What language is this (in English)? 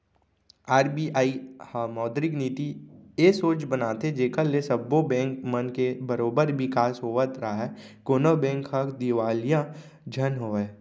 Chhattisgarhi